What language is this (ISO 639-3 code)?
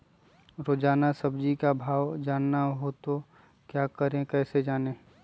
mag